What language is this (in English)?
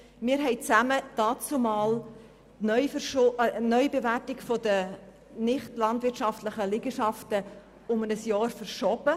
Swiss German